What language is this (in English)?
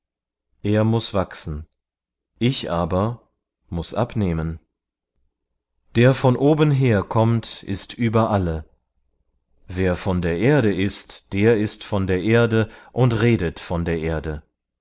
German